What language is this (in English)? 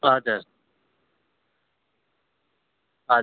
Nepali